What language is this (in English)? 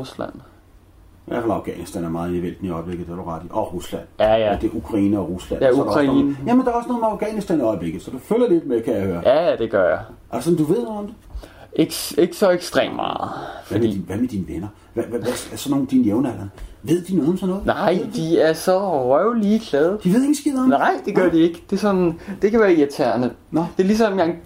Danish